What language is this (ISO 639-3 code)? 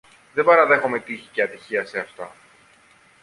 ell